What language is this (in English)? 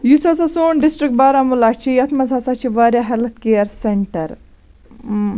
Kashmiri